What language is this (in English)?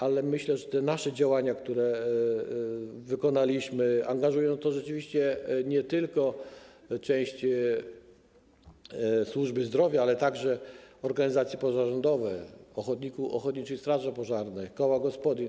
Polish